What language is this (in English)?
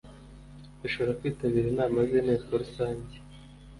Kinyarwanda